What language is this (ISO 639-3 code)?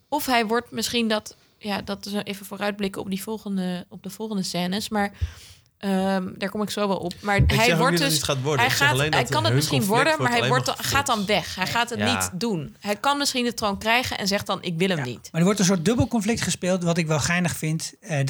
nld